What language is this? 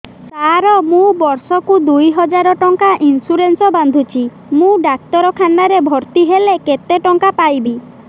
Odia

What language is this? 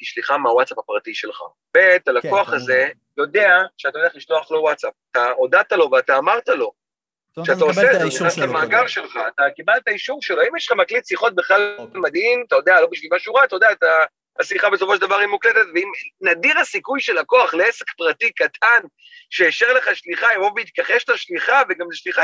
Hebrew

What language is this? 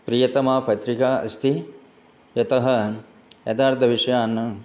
Sanskrit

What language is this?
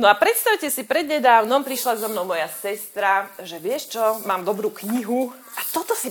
Slovak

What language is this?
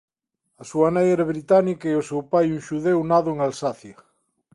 Galician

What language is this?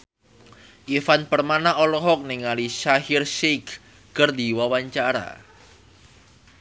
Sundanese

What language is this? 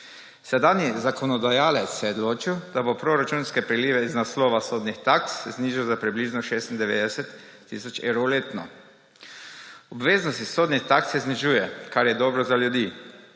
Slovenian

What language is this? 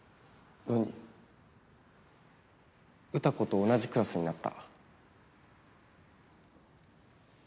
Japanese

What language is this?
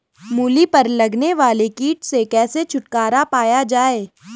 Hindi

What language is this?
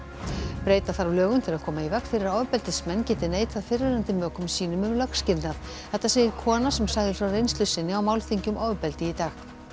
Icelandic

